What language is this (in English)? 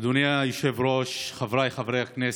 Hebrew